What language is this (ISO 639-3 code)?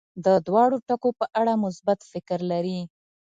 pus